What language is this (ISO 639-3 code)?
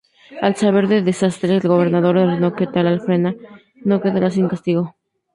spa